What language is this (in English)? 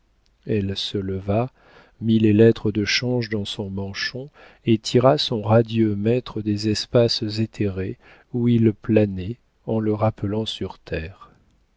French